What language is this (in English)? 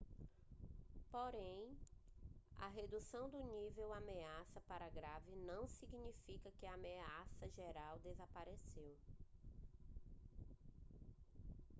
Portuguese